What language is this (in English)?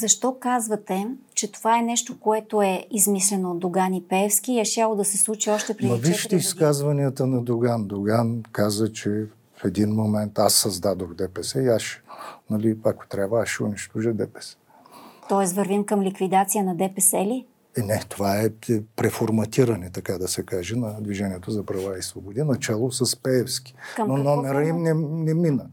Bulgarian